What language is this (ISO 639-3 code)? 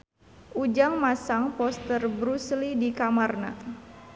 sun